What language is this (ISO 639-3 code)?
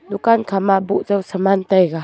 nnp